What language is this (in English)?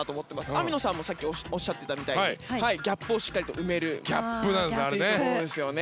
Japanese